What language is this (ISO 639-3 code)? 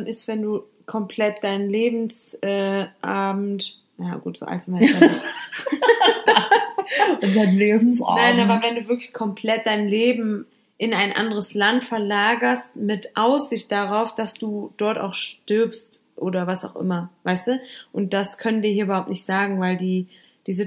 deu